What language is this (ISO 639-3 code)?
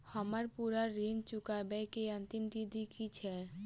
mai